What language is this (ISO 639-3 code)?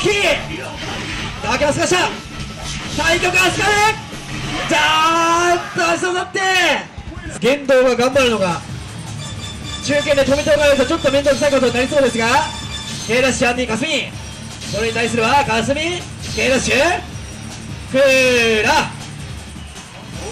jpn